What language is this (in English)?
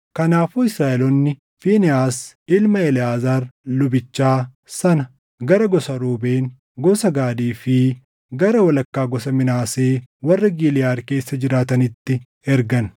Oromo